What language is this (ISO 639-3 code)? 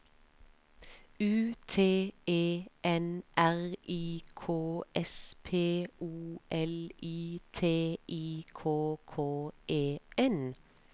nor